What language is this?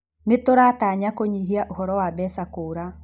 Kikuyu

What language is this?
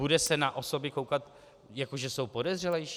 Czech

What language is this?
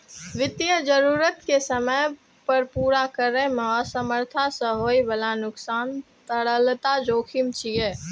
Maithili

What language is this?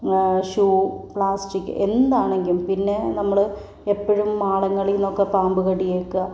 Malayalam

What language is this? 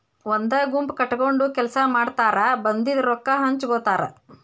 Kannada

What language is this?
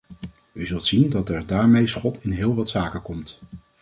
Dutch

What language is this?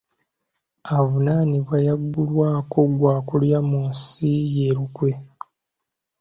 Ganda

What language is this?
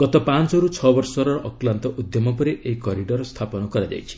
Odia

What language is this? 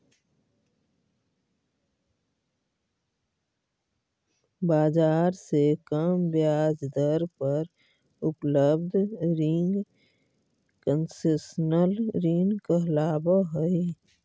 Magahi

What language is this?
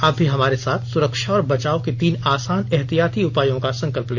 Hindi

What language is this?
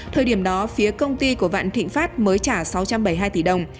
Vietnamese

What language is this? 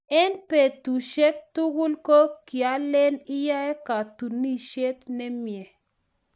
Kalenjin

